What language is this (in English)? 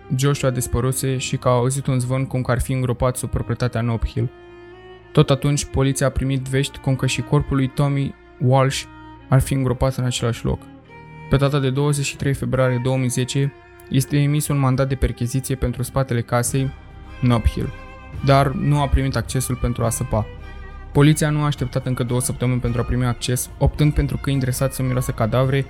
Romanian